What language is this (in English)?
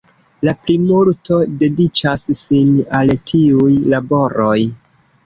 Esperanto